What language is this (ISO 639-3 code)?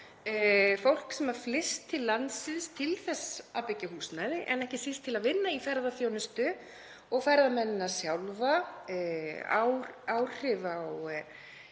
isl